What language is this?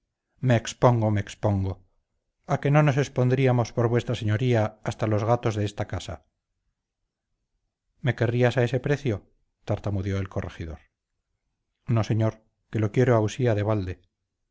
Spanish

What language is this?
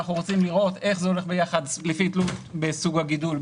Hebrew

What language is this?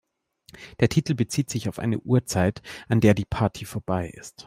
German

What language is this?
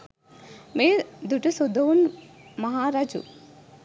Sinhala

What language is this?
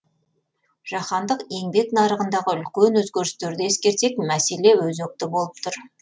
Kazakh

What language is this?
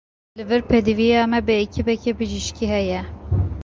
Kurdish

